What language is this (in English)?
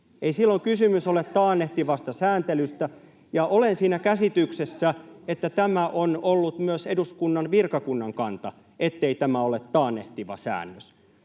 Finnish